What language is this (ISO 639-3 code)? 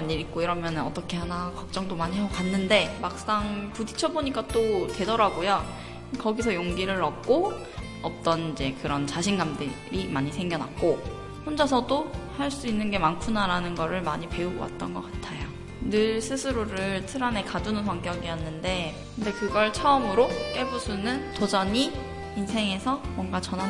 kor